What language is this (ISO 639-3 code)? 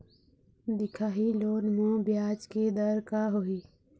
hne